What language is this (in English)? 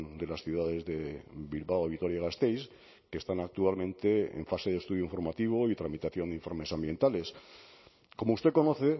Spanish